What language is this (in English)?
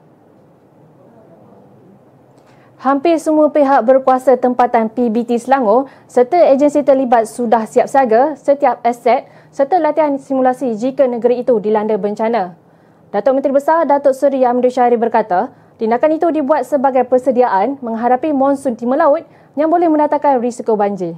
Malay